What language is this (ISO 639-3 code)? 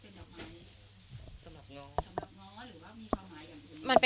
tha